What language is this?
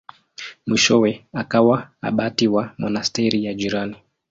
Swahili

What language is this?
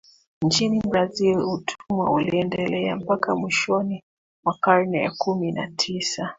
Swahili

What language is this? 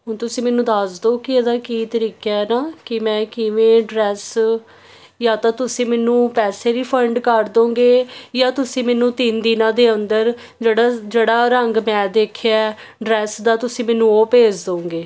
Punjabi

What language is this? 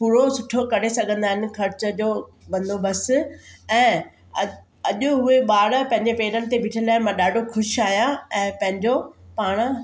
Sindhi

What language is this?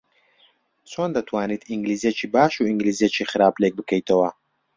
Central Kurdish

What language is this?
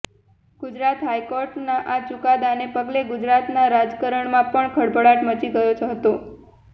Gujarati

